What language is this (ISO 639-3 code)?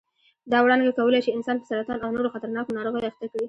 pus